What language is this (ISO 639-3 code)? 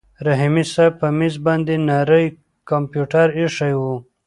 pus